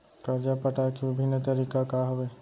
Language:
Chhattisgarhi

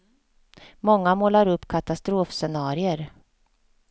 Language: Swedish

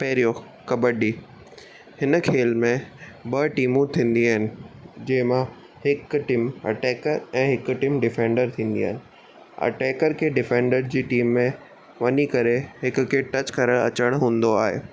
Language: Sindhi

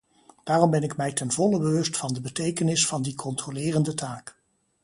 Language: Dutch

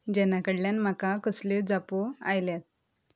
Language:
Konkani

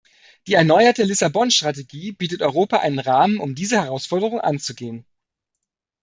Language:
German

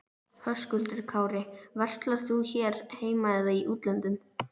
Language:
Icelandic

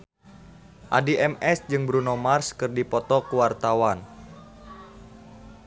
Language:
Sundanese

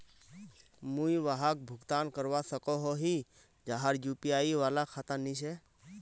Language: Magahi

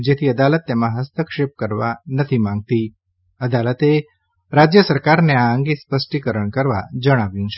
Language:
Gujarati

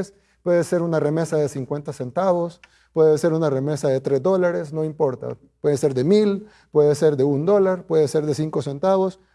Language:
Spanish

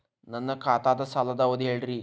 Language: Kannada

